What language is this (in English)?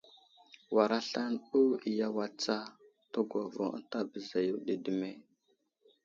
Wuzlam